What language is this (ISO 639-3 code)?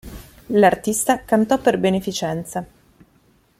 ita